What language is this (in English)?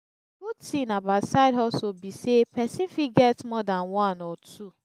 Nigerian Pidgin